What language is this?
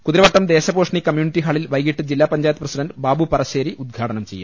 Malayalam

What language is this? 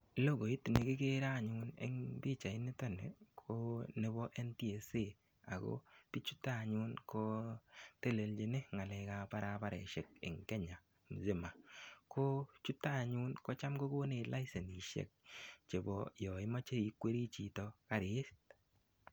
Kalenjin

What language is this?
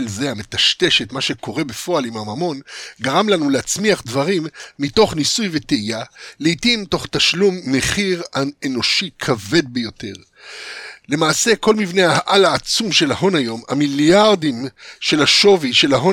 Hebrew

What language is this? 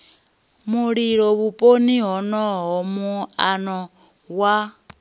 Venda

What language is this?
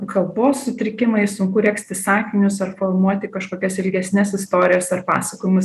Lithuanian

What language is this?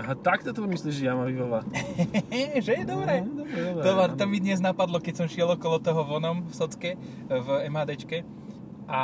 Slovak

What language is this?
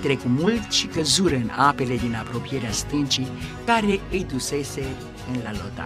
Romanian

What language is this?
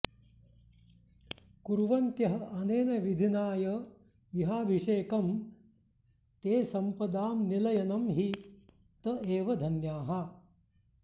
Sanskrit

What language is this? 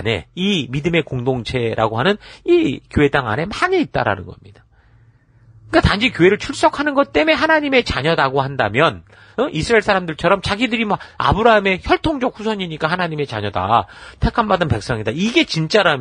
Korean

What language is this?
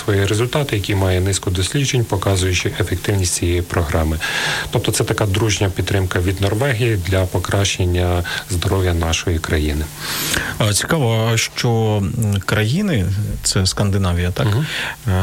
Ukrainian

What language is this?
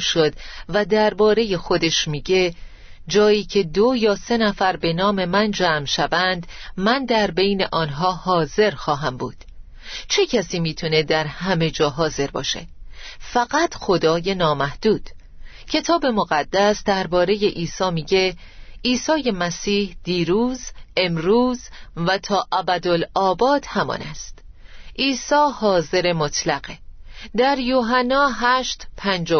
Persian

